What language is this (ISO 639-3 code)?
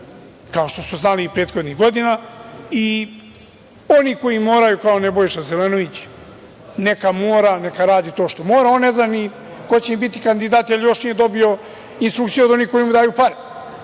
srp